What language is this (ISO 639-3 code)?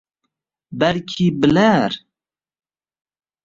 uzb